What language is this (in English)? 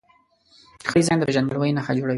Pashto